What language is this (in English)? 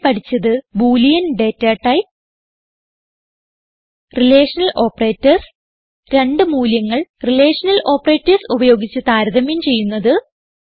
Malayalam